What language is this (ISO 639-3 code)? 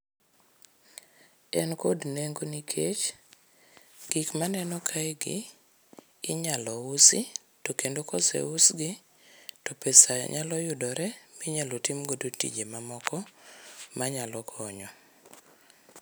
luo